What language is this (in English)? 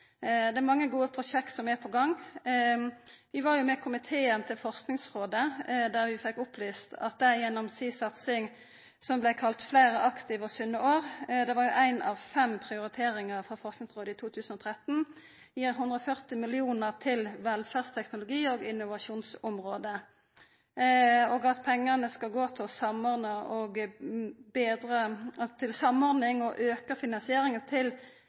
Norwegian Nynorsk